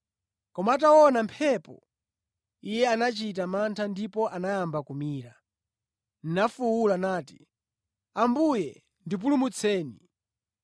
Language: Nyanja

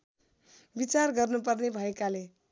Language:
Nepali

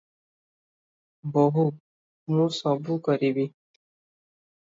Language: Odia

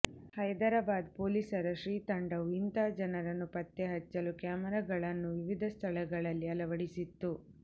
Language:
Kannada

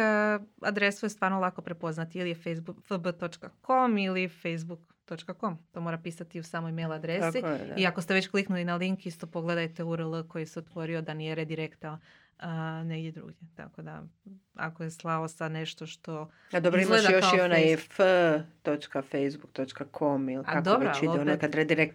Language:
Croatian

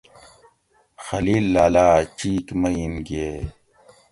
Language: Gawri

